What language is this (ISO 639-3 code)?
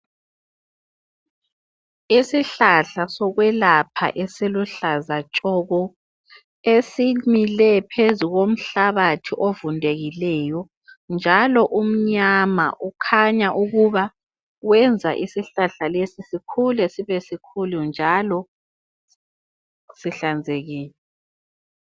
nde